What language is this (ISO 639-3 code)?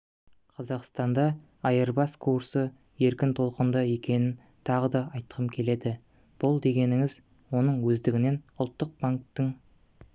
kaz